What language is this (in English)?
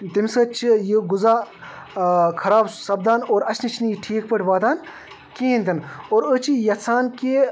Kashmiri